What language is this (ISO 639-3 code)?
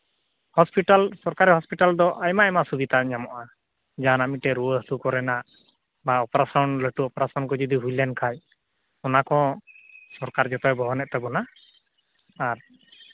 sat